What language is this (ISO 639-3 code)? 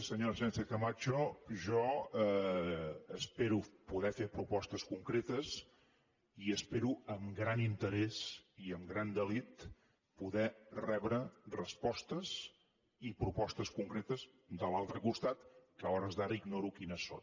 cat